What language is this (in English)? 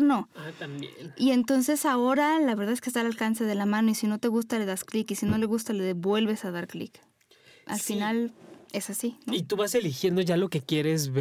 Spanish